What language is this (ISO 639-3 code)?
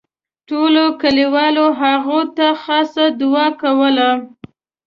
pus